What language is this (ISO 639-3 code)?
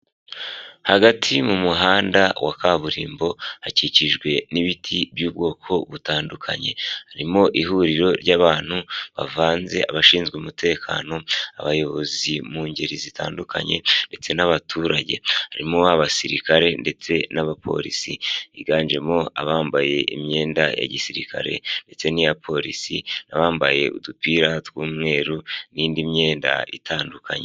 kin